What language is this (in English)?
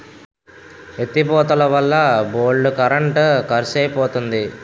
Telugu